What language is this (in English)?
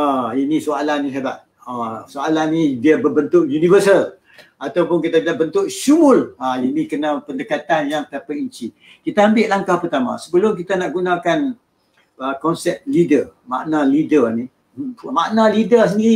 Malay